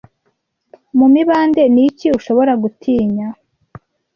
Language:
Kinyarwanda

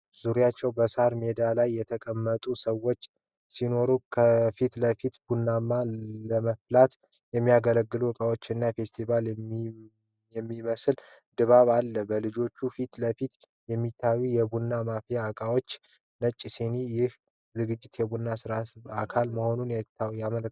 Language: Amharic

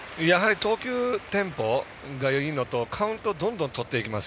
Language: Japanese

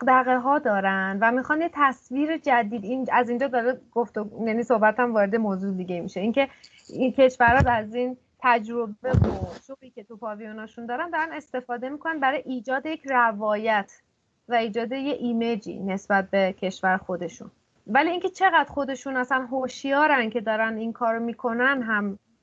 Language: Persian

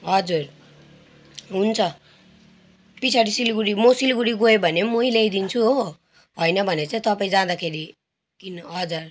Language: Nepali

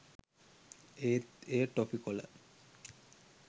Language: Sinhala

